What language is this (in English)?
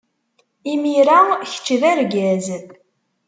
Kabyle